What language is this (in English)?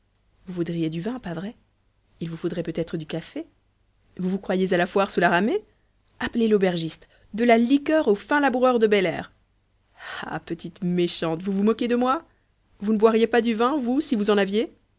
French